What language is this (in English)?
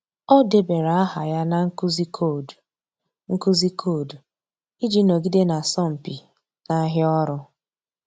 Igbo